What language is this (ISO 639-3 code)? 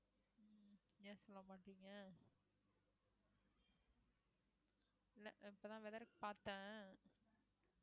tam